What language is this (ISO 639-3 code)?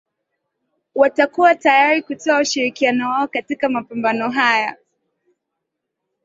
swa